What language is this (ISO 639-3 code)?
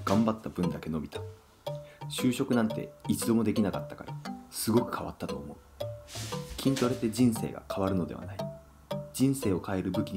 jpn